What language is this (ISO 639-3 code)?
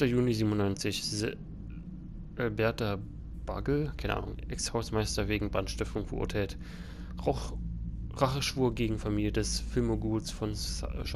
deu